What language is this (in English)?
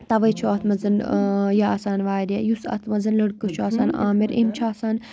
Kashmiri